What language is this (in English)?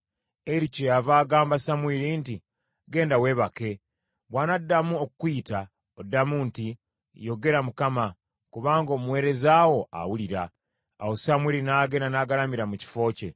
Ganda